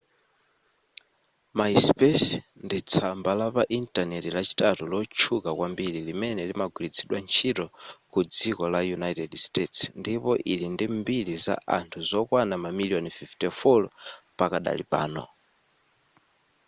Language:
Nyanja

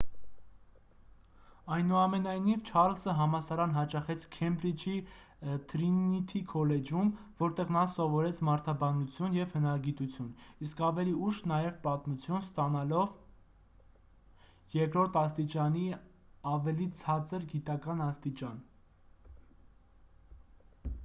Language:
Armenian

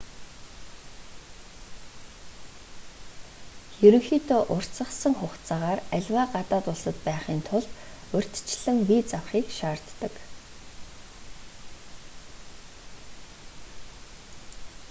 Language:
Mongolian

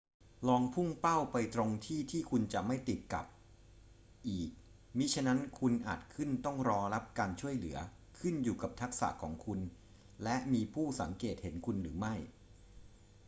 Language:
Thai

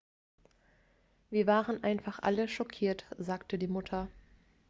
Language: German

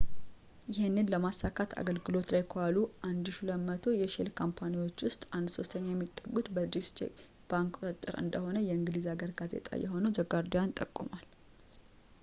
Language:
Amharic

